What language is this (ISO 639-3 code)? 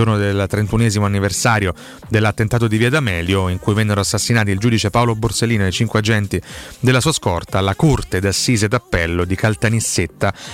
ita